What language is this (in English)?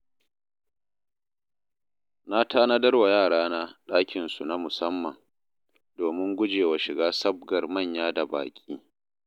Hausa